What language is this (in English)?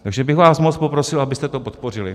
Czech